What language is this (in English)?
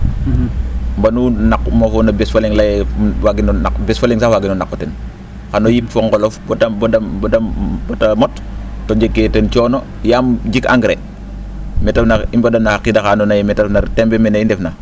Serer